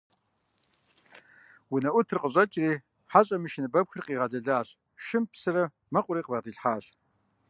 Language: Kabardian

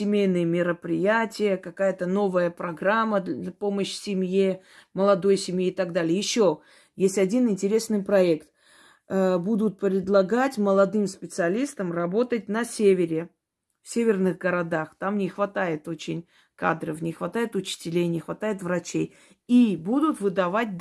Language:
Russian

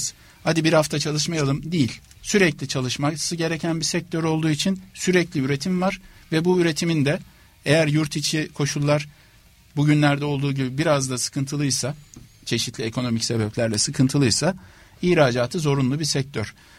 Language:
Turkish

